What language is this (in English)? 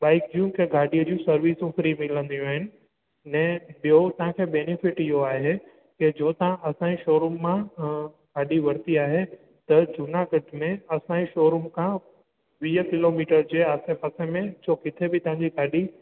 Sindhi